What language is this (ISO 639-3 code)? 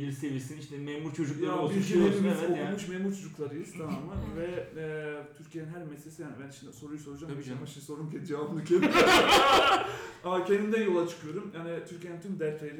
tur